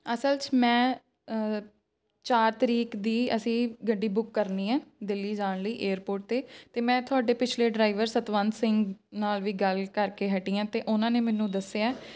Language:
Punjabi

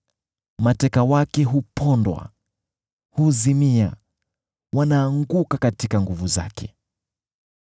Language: Swahili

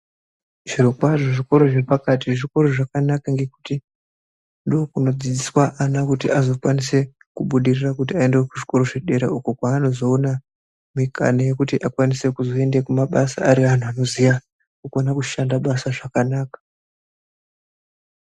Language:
Ndau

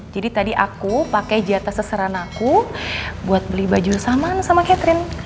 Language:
Indonesian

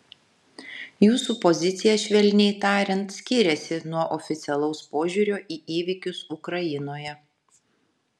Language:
Lithuanian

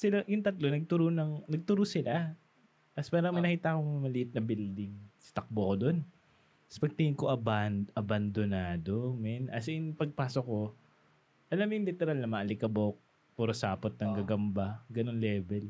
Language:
Filipino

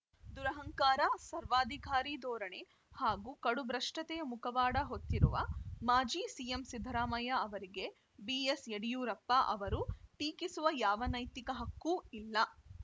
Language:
Kannada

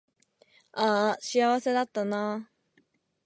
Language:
Japanese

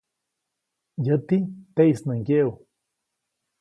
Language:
Copainalá Zoque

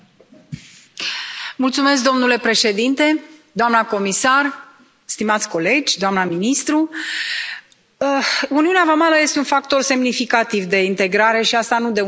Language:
Romanian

